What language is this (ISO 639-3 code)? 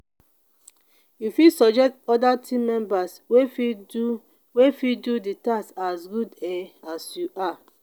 pcm